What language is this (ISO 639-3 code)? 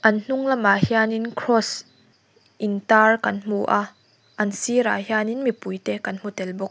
lus